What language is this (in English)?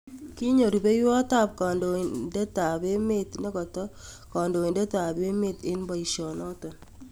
Kalenjin